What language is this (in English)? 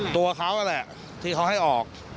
Thai